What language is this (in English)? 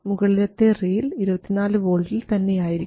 Malayalam